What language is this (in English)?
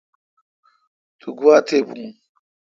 Kalkoti